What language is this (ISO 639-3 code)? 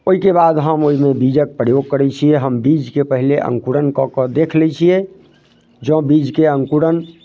mai